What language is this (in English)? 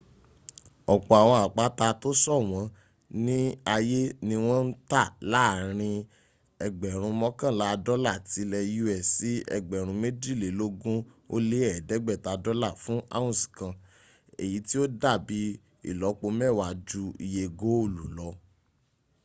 Yoruba